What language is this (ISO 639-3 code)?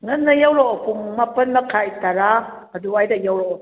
mni